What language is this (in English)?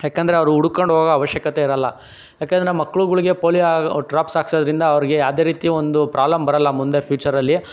Kannada